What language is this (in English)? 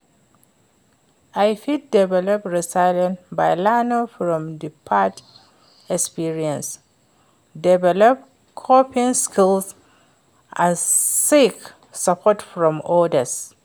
Nigerian Pidgin